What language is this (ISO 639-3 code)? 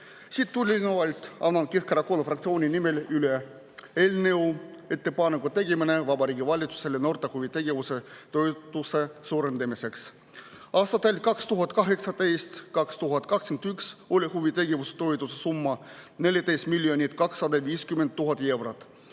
est